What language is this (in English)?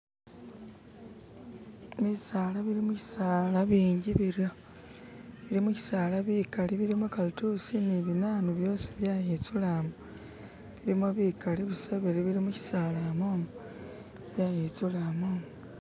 Masaaba